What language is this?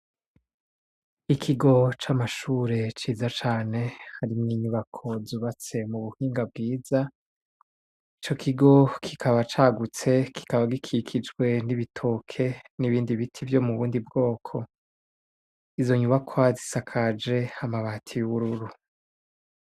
Rundi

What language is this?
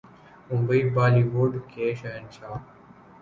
Urdu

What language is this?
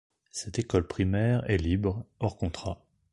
French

